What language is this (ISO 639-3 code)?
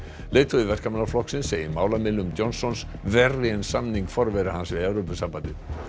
isl